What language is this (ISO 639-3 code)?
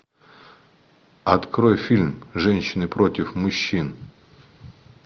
rus